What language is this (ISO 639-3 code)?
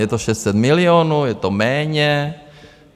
ces